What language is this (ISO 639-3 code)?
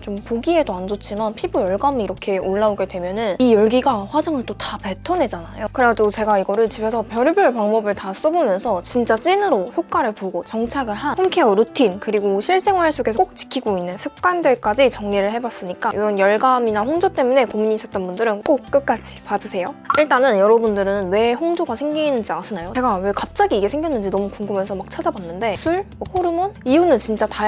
kor